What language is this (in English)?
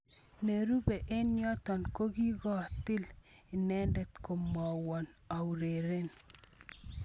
Kalenjin